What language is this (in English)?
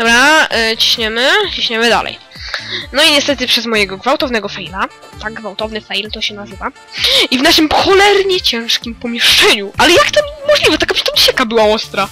Polish